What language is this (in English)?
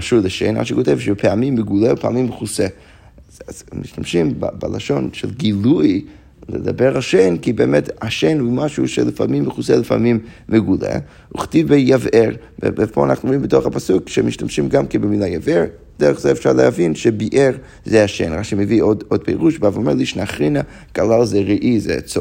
Hebrew